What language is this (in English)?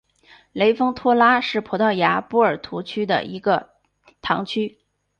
Chinese